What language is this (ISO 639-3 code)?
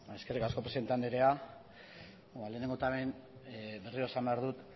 eus